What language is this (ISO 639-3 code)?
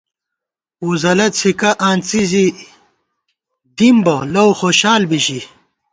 gwt